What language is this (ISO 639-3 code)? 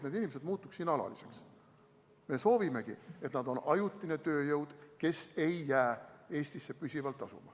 est